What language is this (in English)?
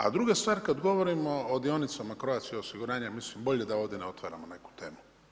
Croatian